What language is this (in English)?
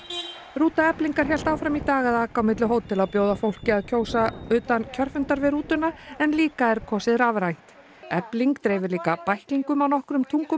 Icelandic